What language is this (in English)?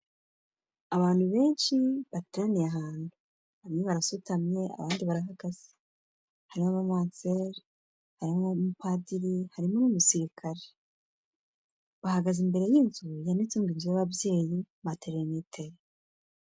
Kinyarwanda